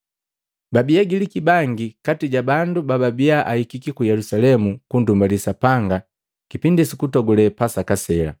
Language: Matengo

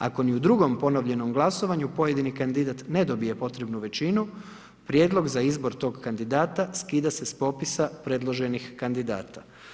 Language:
Croatian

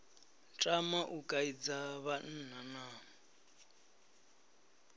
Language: Venda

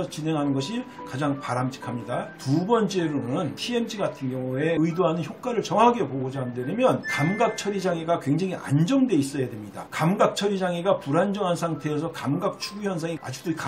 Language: Korean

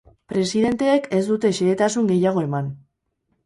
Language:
Basque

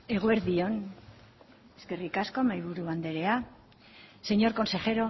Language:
Basque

